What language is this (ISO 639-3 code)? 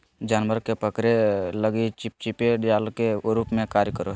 mag